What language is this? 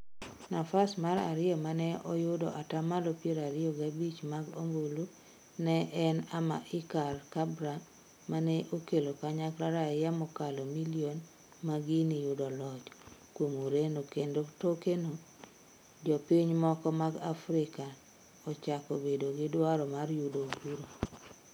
Luo (Kenya and Tanzania)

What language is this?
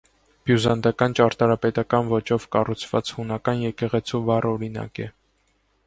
Armenian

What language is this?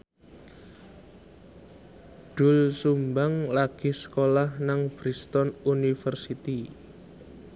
Javanese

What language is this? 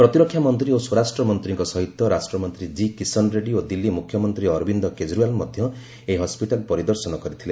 Odia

